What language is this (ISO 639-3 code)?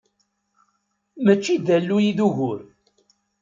kab